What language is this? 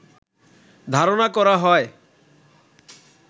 Bangla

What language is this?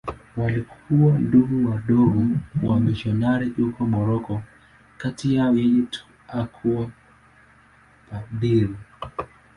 Swahili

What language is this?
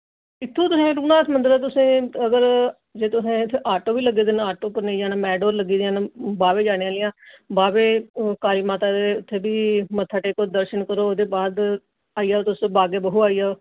Dogri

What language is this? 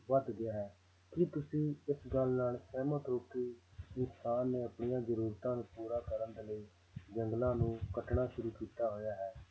Punjabi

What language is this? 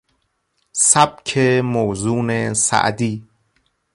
Persian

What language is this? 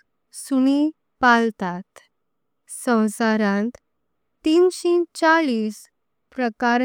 Konkani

